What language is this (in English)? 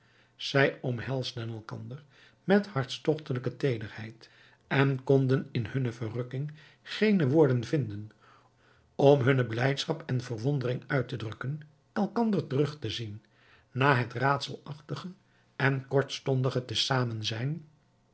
Dutch